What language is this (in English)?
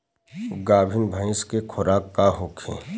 Bhojpuri